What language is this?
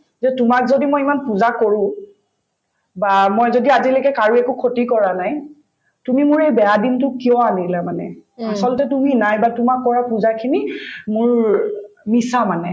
Assamese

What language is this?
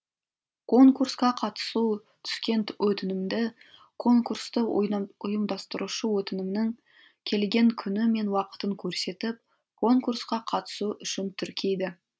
Kazakh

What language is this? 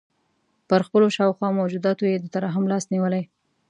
Pashto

